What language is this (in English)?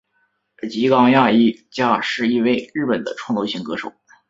Chinese